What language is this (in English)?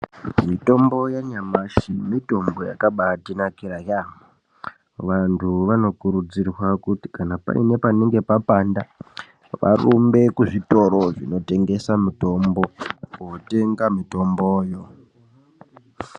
Ndau